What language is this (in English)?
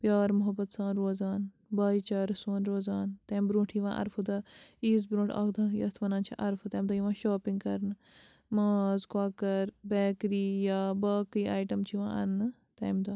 Kashmiri